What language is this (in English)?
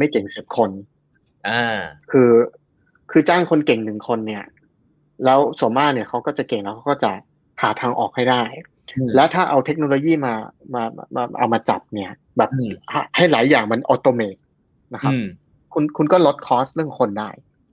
Thai